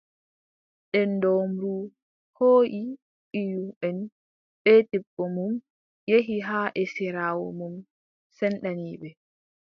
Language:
Adamawa Fulfulde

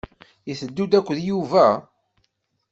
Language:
Kabyle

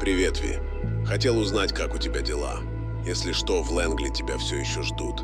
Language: Russian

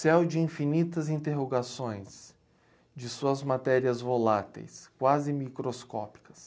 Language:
Portuguese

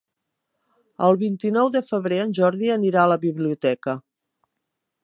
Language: Catalan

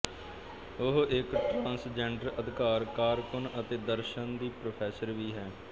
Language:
Punjabi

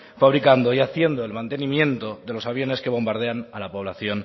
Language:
Spanish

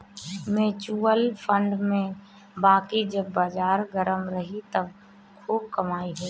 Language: Bhojpuri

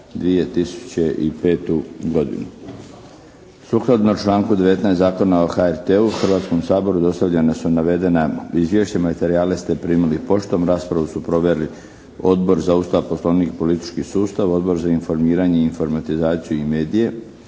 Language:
Croatian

